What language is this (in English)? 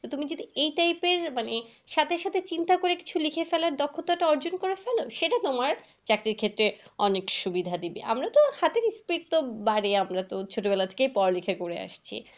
Bangla